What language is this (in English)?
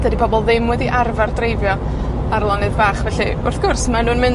Welsh